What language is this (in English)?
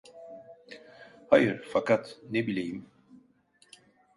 Turkish